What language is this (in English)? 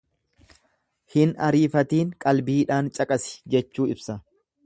Oromo